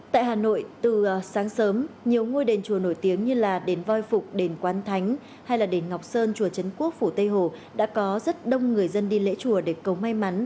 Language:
Vietnamese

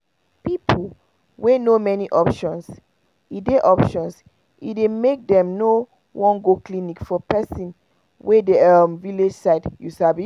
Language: Nigerian Pidgin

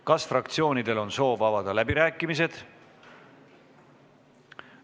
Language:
Estonian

